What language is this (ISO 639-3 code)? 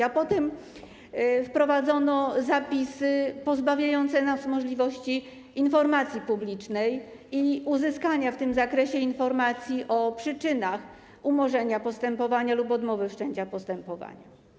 pol